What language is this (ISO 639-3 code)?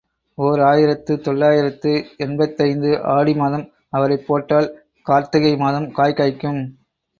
tam